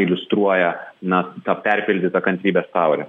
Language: Lithuanian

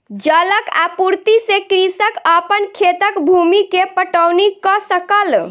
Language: Maithili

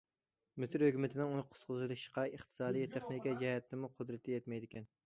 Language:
Uyghur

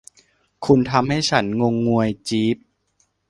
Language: Thai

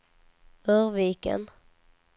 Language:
Swedish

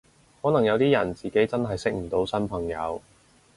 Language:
Cantonese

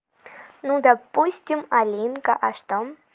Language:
Russian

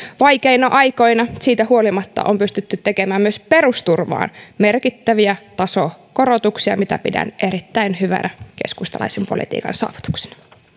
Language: Finnish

